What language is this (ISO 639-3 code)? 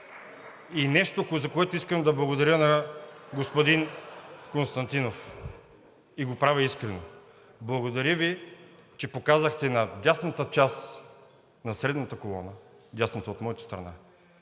bul